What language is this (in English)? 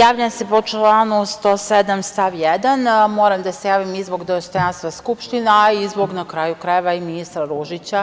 Serbian